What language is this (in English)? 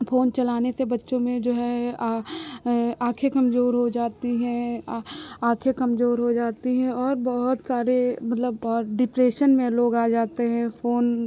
Hindi